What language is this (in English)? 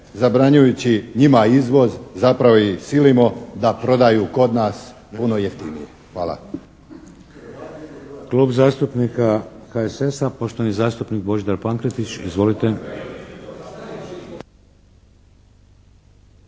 Croatian